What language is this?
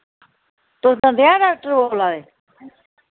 Dogri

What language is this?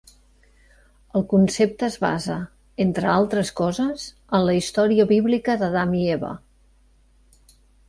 Catalan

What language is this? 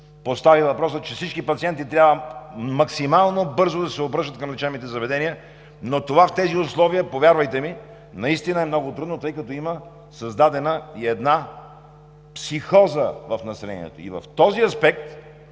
Bulgarian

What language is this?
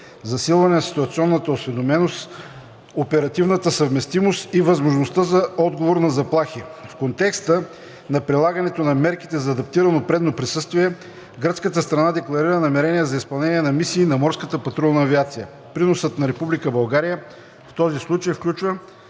Bulgarian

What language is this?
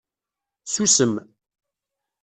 Kabyle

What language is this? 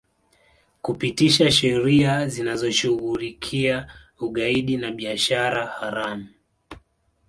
Swahili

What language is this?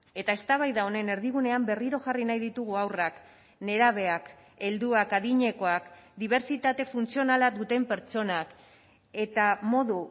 Basque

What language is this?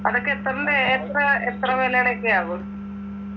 Malayalam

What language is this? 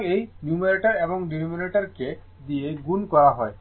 Bangla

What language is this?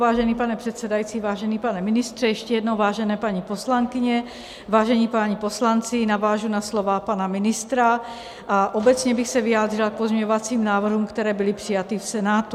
Czech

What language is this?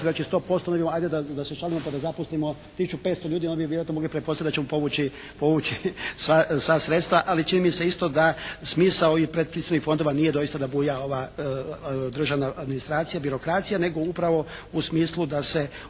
Croatian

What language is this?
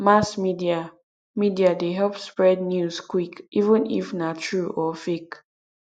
Nigerian Pidgin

